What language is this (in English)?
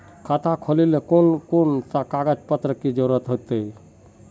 Magahi